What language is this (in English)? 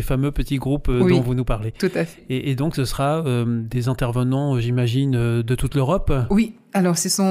French